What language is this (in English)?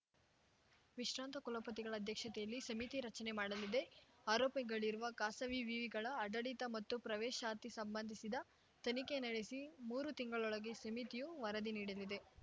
Kannada